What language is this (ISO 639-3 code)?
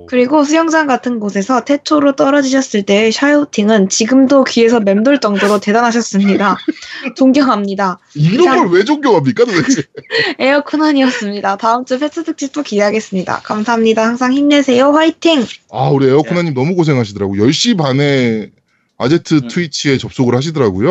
kor